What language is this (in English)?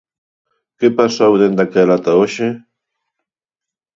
Galician